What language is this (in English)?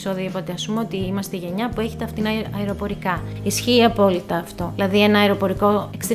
Greek